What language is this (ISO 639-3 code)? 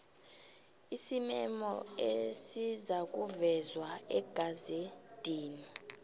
nbl